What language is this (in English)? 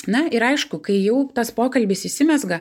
Lithuanian